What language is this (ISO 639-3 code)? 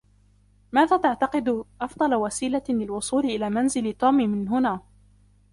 ara